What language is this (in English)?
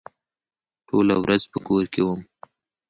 Pashto